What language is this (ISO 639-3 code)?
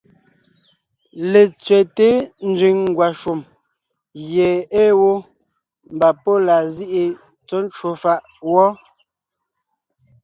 nnh